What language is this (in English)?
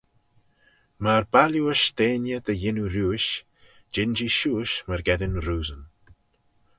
Manx